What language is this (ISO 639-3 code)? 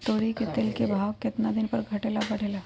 mag